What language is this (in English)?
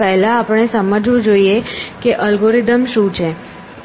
Gujarati